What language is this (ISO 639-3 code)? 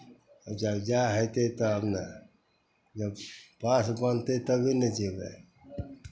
mai